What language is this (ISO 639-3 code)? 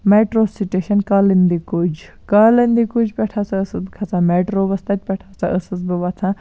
kas